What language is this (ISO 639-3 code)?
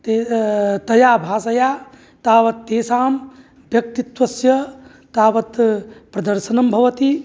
san